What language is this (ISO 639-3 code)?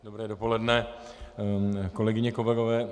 ces